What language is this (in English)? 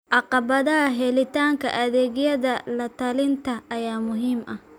Somali